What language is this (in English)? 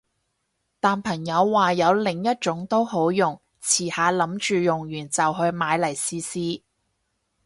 Cantonese